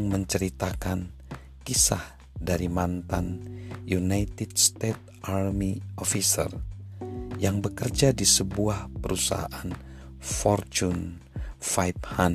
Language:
Indonesian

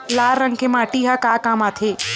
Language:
Chhattisgarhi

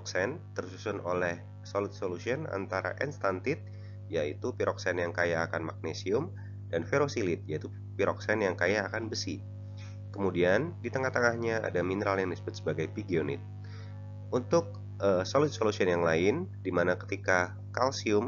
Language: Indonesian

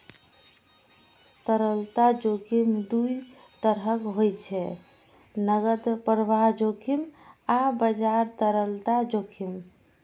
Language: Maithili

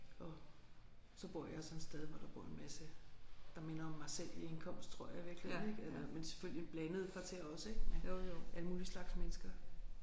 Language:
Danish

